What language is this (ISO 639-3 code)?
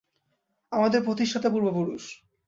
ben